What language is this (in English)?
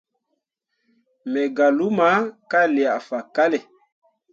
Mundang